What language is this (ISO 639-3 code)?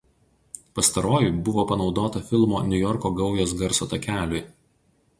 lit